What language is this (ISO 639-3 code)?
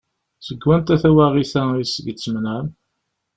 kab